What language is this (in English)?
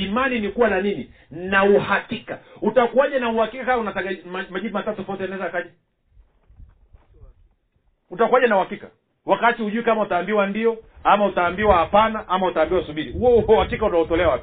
Swahili